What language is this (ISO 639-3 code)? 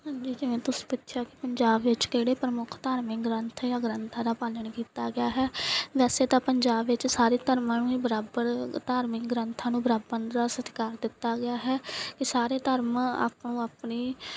pan